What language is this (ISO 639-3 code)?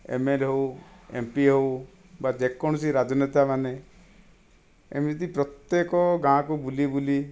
ori